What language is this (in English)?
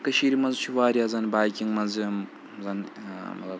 Kashmiri